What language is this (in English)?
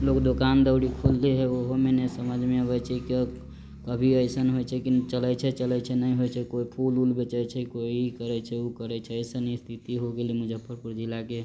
Maithili